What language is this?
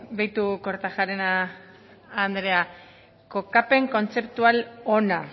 Basque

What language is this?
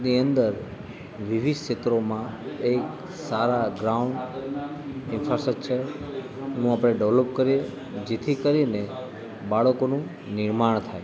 Gujarati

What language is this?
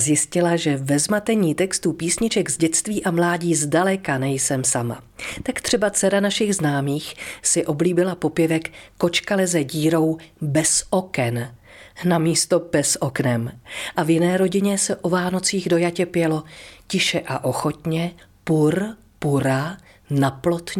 Czech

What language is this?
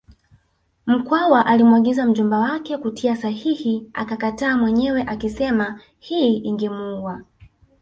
Swahili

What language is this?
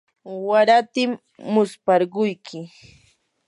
Yanahuanca Pasco Quechua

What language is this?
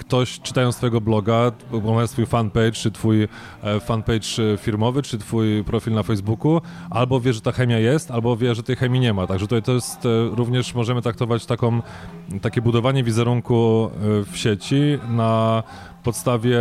Polish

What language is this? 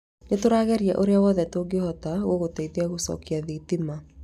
Kikuyu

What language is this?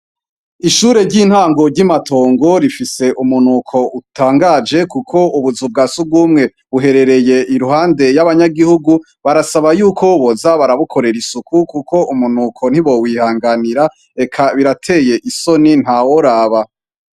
Rundi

